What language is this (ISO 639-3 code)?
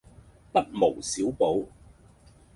yue